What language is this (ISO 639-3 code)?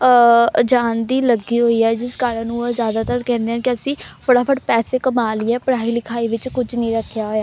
pan